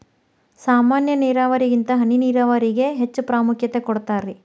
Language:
Kannada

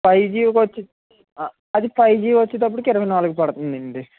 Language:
Telugu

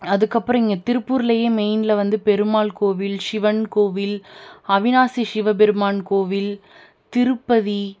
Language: Tamil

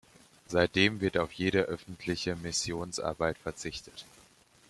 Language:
German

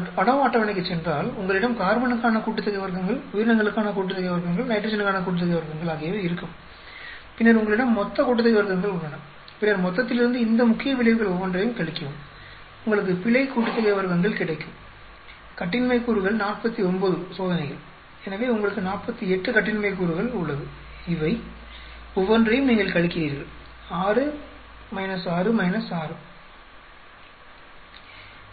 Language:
Tamil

